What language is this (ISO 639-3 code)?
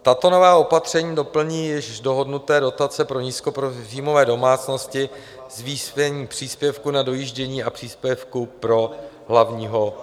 ces